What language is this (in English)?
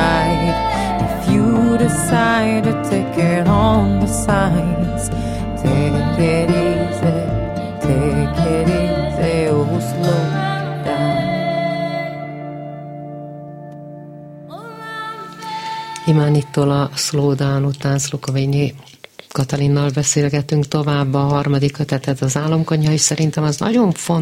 Hungarian